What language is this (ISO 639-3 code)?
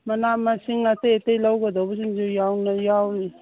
mni